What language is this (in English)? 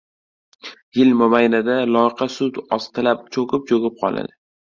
Uzbek